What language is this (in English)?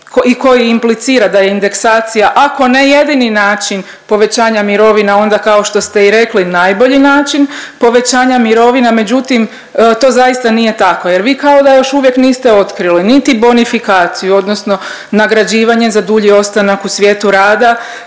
Croatian